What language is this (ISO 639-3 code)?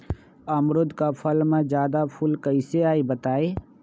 mag